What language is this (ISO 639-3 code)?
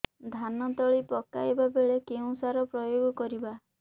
ori